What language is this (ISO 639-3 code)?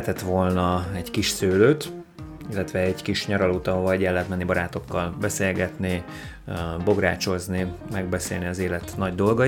hun